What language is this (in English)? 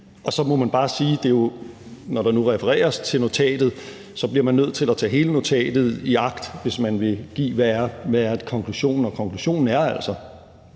Danish